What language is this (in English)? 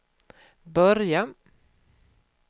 Swedish